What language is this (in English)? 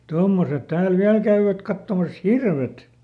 Finnish